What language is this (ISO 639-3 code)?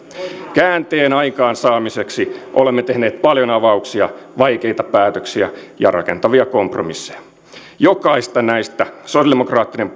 fin